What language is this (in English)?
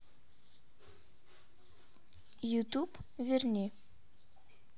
Russian